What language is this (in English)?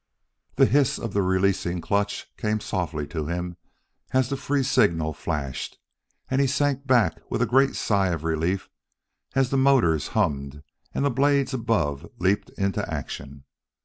English